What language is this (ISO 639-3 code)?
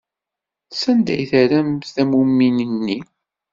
kab